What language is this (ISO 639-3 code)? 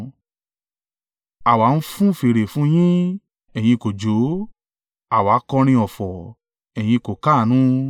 yor